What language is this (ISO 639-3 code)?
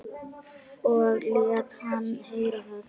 isl